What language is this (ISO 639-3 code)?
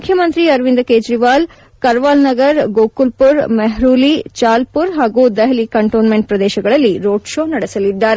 kan